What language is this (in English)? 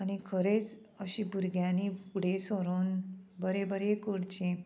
Konkani